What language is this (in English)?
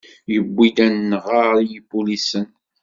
Kabyle